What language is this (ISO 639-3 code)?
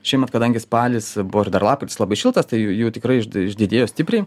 lit